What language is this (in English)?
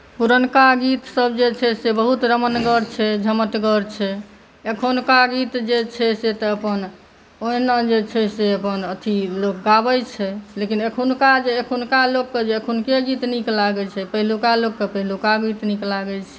Maithili